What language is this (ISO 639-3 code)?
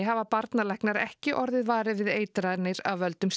isl